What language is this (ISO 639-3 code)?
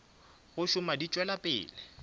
nso